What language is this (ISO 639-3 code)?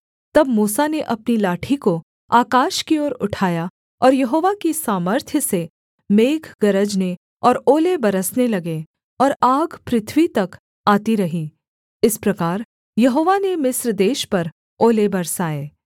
hin